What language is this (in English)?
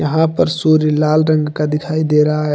Hindi